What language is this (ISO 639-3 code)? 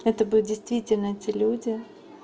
rus